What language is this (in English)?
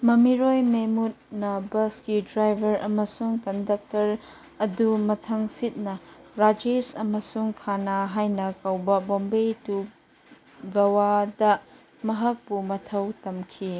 Manipuri